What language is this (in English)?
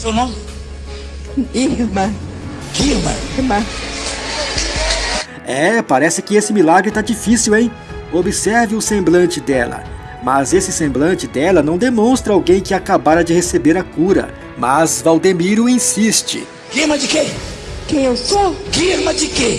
Portuguese